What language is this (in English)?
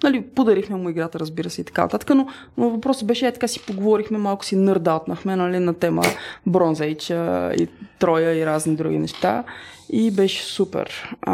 Bulgarian